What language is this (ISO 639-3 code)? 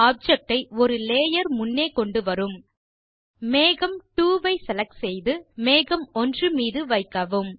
tam